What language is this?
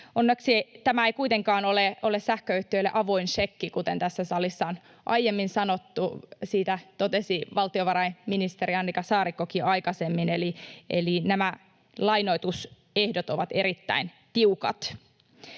Finnish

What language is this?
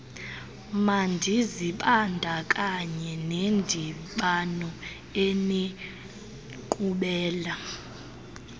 Xhosa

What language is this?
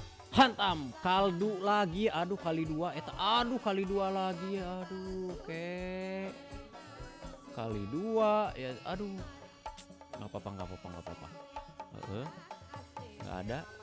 Indonesian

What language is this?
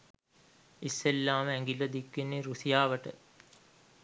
Sinhala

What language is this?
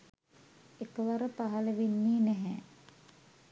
Sinhala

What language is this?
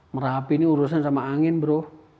Indonesian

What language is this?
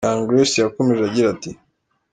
Kinyarwanda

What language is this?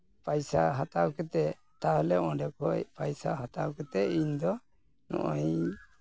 Santali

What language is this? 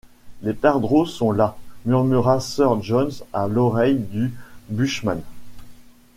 French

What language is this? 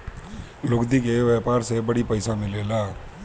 Bhojpuri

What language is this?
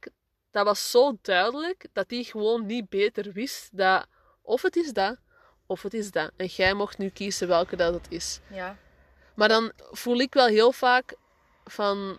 Dutch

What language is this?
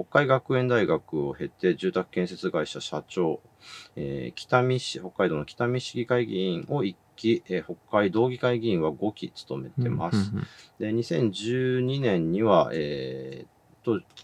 Japanese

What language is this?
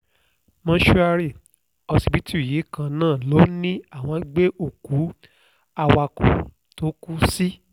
Yoruba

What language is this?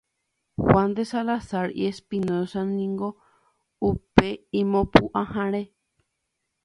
Guarani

